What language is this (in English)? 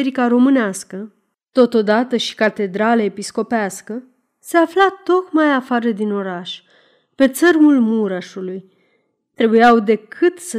Romanian